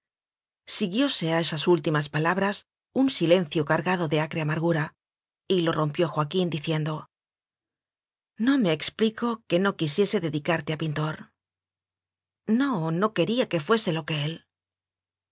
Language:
Spanish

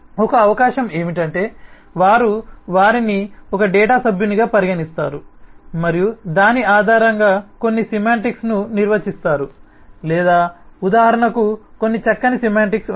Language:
Telugu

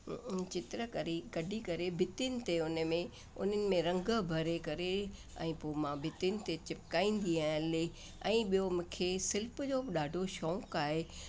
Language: Sindhi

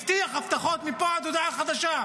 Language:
Hebrew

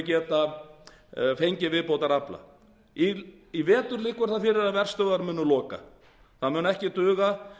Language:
Icelandic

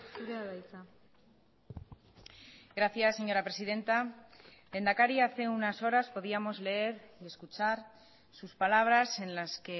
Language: Spanish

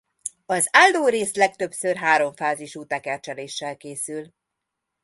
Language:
Hungarian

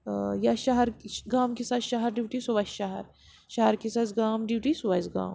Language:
Kashmiri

